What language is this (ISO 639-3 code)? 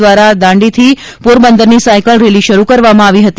guj